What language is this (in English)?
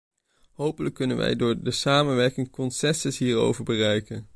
Dutch